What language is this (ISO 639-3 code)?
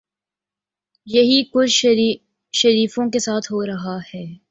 urd